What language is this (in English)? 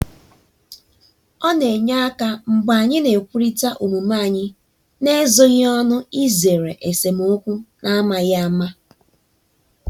Igbo